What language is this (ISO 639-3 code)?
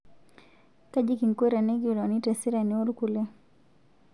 mas